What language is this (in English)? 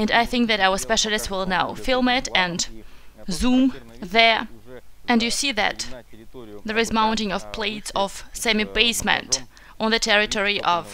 English